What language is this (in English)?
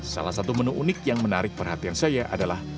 Indonesian